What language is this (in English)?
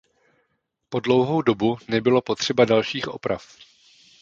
Czech